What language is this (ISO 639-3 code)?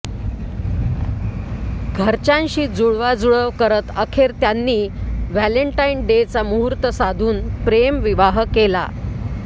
mar